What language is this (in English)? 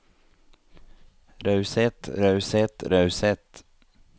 Norwegian